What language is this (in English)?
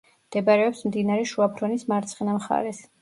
Georgian